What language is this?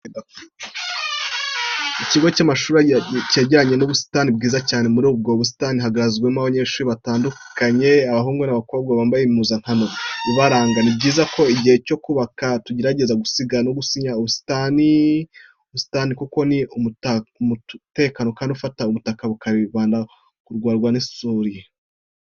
Kinyarwanda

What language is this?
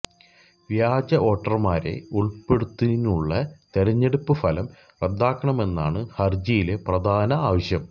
Malayalam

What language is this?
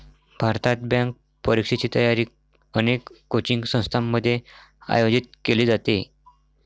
Marathi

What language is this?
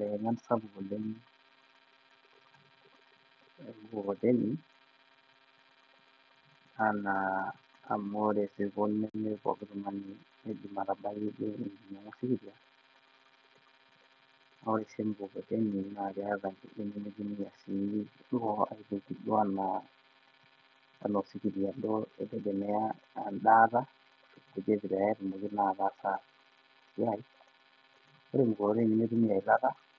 Masai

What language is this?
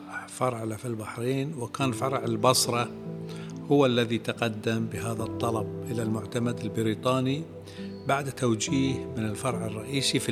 Arabic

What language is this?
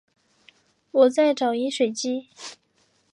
Chinese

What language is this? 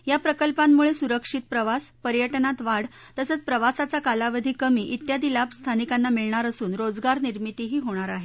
Marathi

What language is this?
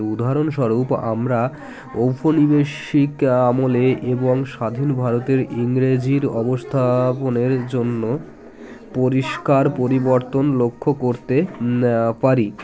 Bangla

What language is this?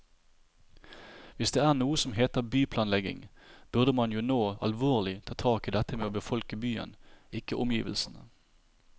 Norwegian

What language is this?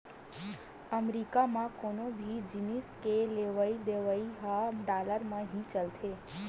Chhattisgarhi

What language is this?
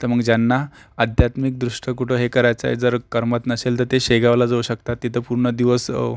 Marathi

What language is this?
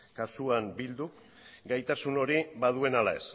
Basque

